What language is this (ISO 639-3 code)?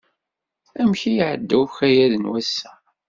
kab